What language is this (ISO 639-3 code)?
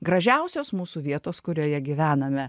lit